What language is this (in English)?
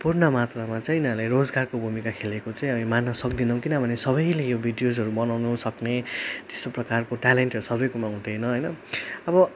Nepali